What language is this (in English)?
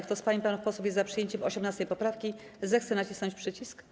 Polish